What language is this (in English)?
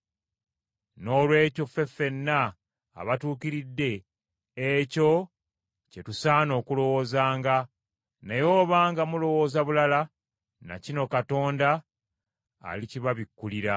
Ganda